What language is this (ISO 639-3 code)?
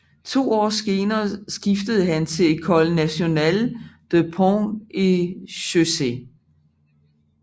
dan